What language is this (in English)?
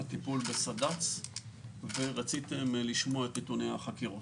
Hebrew